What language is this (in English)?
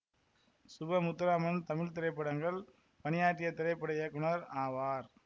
Tamil